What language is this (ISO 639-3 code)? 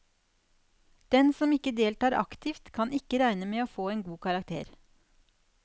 nor